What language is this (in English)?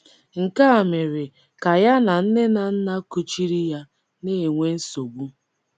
Igbo